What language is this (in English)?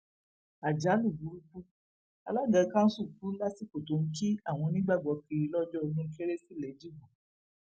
Yoruba